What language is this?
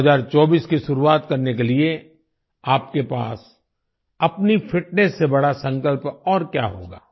Hindi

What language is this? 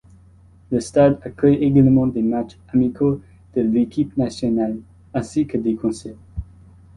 French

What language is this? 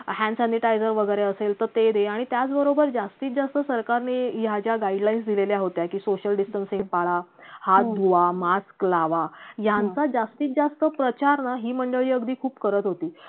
Marathi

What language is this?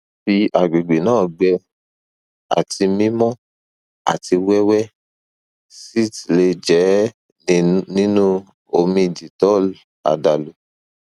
Yoruba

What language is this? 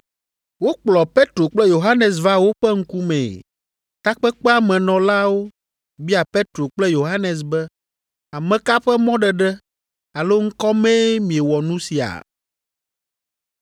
Ewe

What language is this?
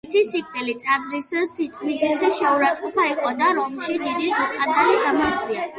Georgian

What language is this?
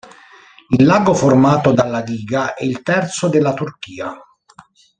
Italian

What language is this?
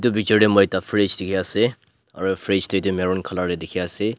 Naga Pidgin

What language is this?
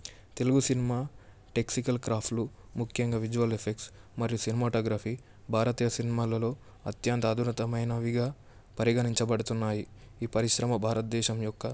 Telugu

